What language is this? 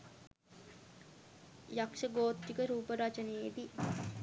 Sinhala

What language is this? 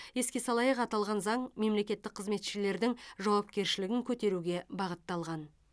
Kazakh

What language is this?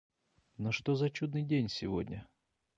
Russian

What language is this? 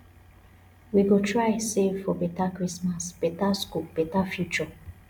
Nigerian Pidgin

